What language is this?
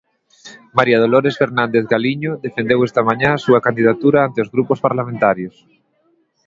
Galician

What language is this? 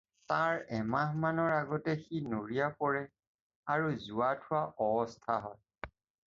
Assamese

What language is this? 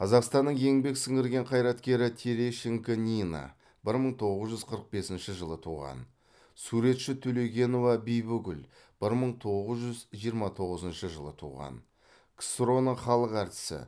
Kazakh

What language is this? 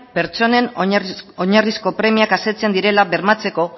Basque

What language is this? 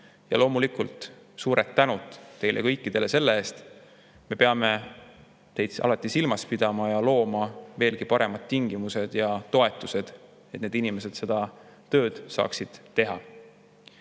Estonian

